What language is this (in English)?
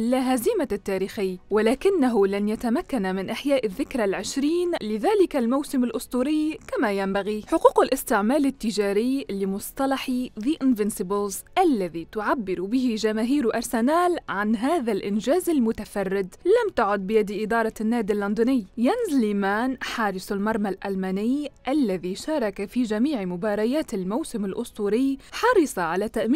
Arabic